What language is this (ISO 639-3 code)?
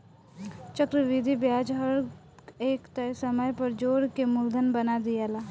bho